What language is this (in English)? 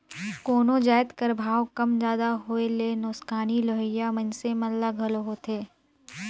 Chhattisgarhi